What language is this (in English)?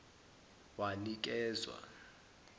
Zulu